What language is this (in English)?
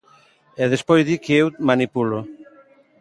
Galician